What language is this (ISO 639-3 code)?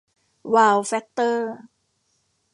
tha